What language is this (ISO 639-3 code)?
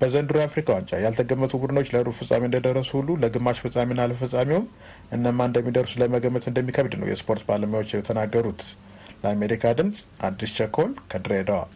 amh